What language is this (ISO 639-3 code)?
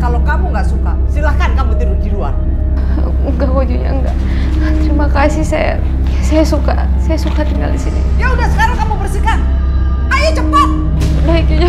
ind